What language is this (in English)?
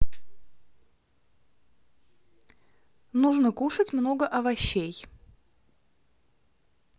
Russian